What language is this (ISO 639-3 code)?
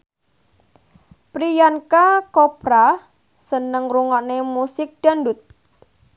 jav